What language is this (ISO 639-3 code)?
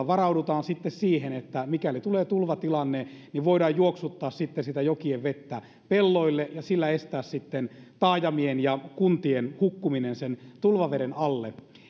fin